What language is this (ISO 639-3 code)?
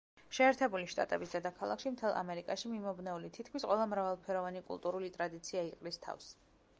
kat